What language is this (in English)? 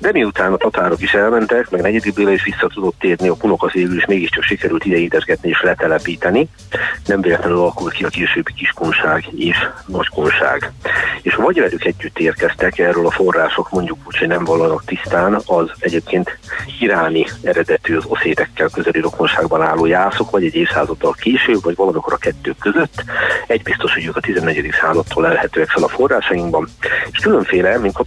Hungarian